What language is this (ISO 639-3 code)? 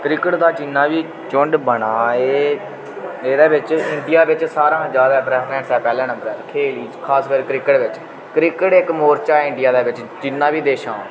doi